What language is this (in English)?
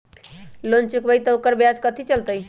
Magahi